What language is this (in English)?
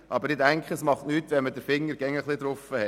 Swiss German